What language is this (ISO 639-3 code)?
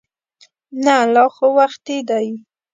pus